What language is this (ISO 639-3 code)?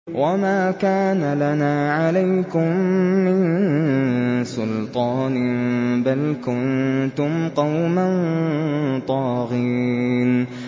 ara